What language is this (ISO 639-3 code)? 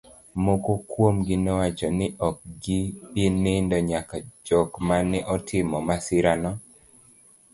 luo